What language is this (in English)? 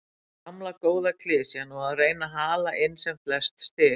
Icelandic